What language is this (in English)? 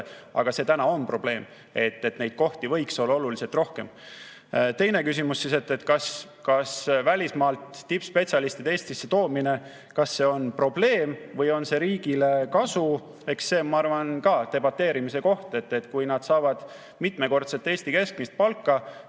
Estonian